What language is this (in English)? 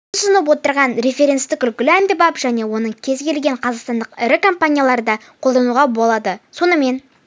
Kazakh